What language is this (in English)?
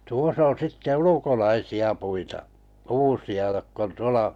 Finnish